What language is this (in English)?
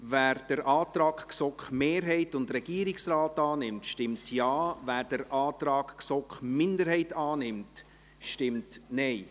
Swiss German